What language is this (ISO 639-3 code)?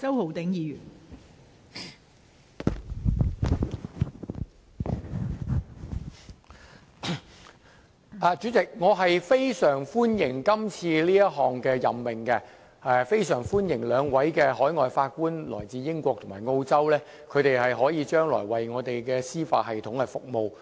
yue